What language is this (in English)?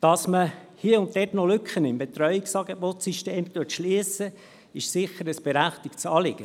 Swiss German